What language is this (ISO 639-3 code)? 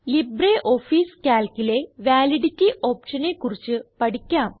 mal